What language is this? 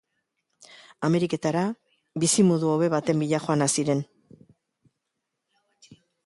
Basque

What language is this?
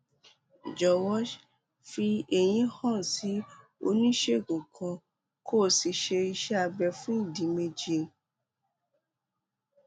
Yoruba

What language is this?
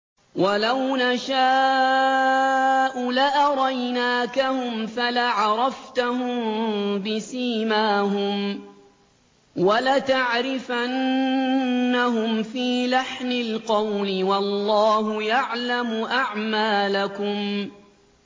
Arabic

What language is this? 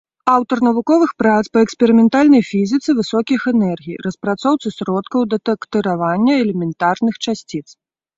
Belarusian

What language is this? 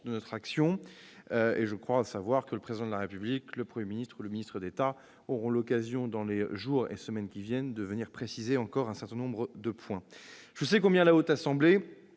French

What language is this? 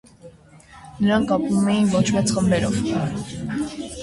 Armenian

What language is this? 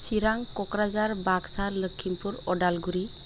Bodo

